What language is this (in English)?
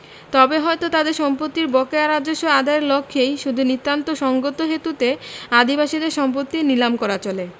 Bangla